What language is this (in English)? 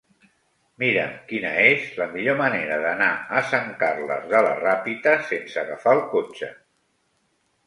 Catalan